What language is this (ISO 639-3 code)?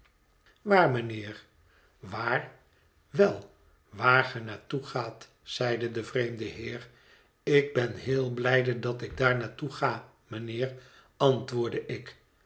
nld